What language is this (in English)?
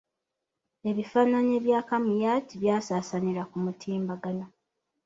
Ganda